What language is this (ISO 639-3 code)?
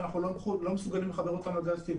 heb